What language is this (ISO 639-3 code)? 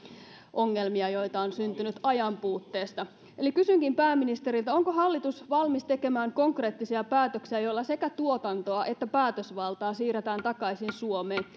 fin